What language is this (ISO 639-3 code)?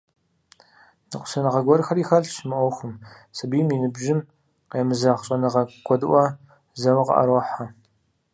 kbd